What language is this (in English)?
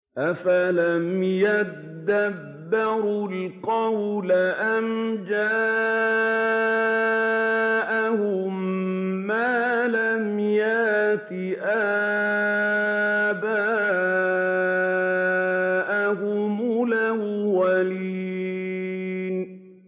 Arabic